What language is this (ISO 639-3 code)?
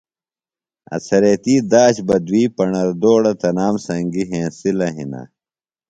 phl